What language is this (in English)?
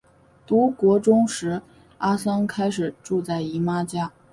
Chinese